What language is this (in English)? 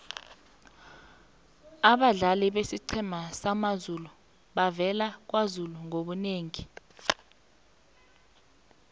South Ndebele